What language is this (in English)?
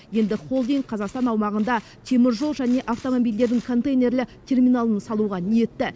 Kazakh